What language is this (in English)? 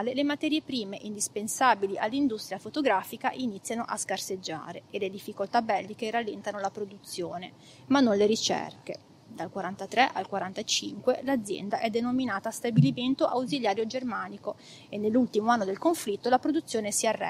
Italian